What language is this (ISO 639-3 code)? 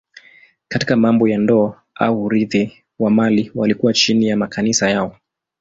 swa